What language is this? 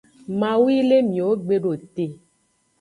Aja (Benin)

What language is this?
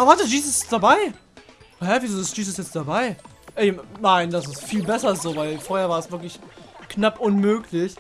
German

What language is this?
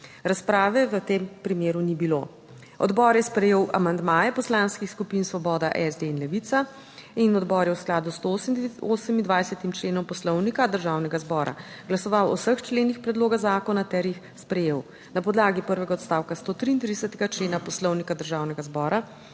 Slovenian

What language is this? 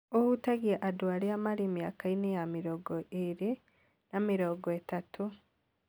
Kikuyu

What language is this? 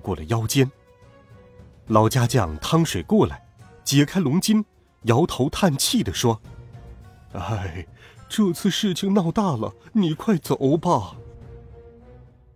Chinese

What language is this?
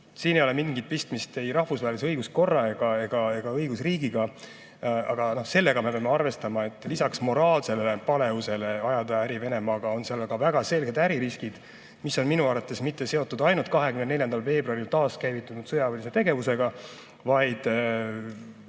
Estonian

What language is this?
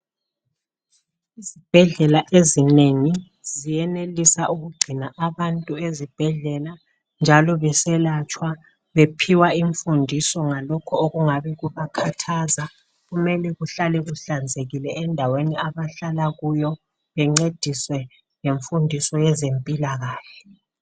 North Ndebele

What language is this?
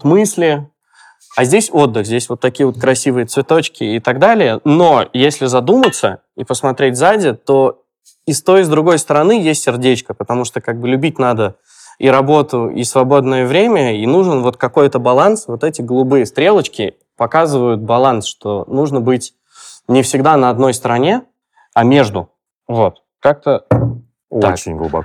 Russian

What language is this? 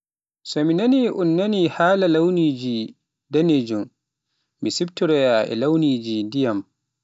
Pular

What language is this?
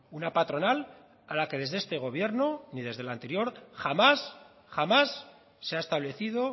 Spanish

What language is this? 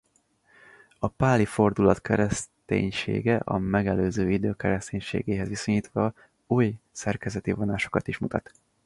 Hungarian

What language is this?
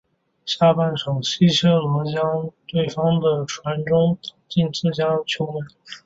Chinese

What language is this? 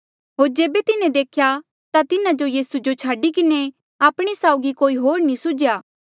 Mandeali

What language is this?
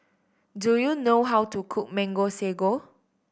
English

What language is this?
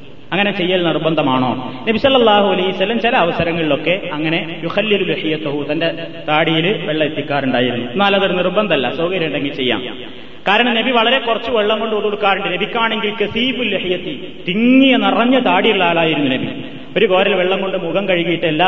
Malayalam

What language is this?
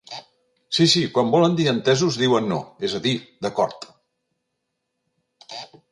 Catalan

